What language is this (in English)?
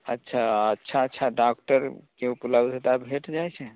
Maithili